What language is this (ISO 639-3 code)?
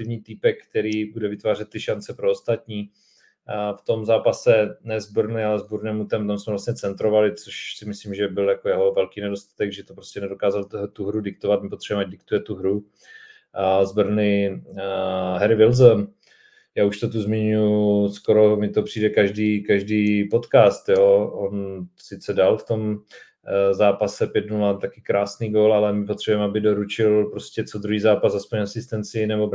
ces